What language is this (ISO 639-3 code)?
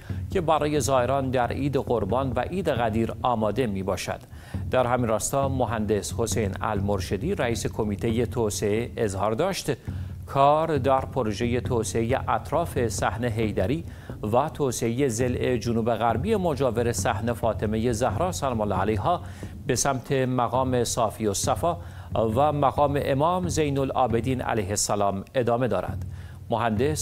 fas